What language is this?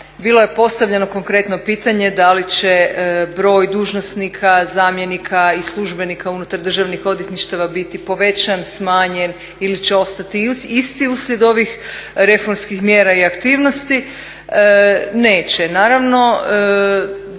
Croatian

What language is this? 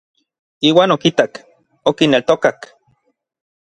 Orizaba Nahuatl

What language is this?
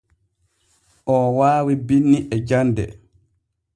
Borgu Fulfulde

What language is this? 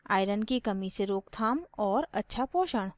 Hindi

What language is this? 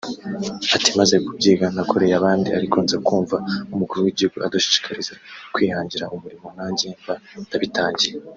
Kinyarwanda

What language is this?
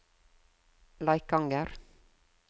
Norwegian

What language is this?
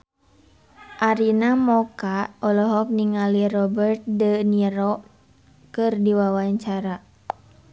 Sundanese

